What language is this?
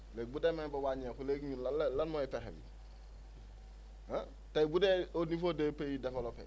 Wolof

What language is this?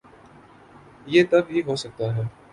Urdu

